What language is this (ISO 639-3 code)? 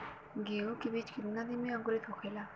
bho